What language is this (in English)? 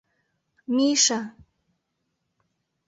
Mari